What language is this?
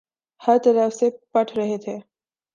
Urdu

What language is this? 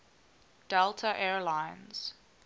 English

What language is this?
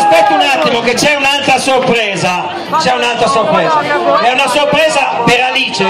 Italian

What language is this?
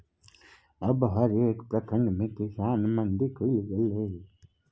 Maithili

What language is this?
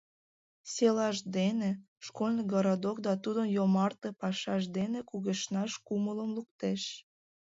Mari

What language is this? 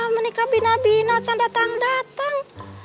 Indonesian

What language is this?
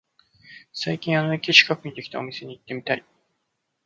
Japanese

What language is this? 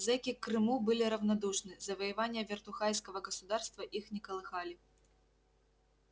Russian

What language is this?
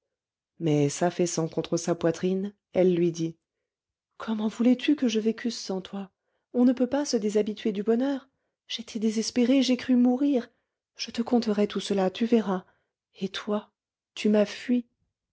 French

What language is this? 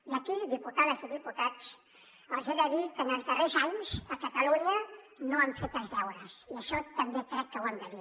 Catalan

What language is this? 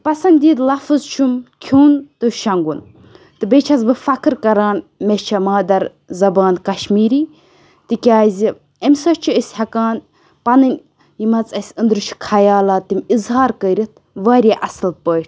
Kashmiri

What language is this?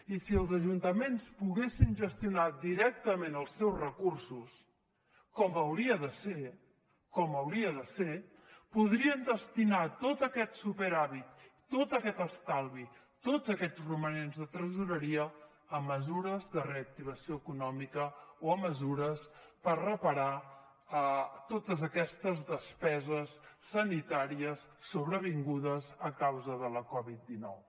Catalan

